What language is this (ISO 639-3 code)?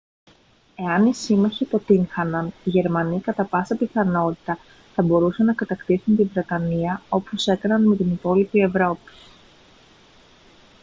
ell